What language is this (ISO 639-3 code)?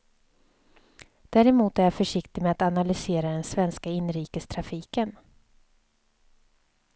swe